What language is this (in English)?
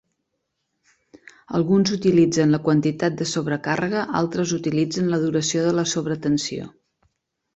Catalan